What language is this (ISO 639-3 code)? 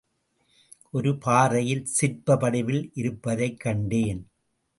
tam